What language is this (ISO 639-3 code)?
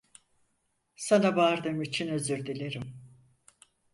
tur